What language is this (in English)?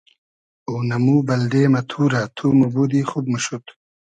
Hazaragi